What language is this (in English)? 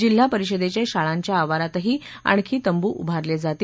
Marathi